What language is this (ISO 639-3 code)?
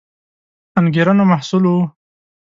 pus